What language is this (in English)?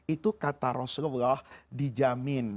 Indonesian